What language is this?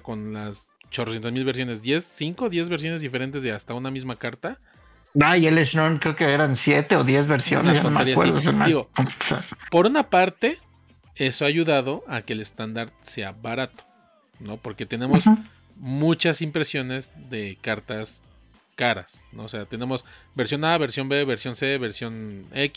Spanish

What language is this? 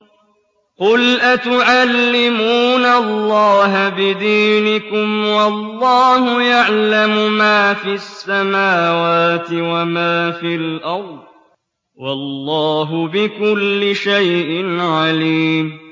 Arabic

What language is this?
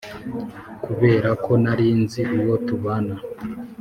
Kinyarwanda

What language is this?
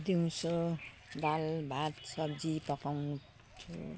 Nepali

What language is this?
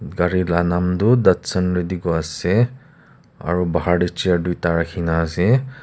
Naga Pidgin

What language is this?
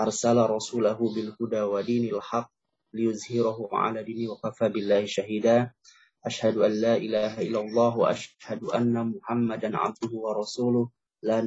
Indonesian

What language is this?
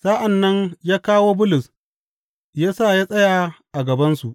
Hausa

